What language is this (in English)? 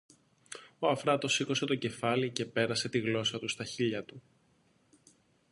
Greek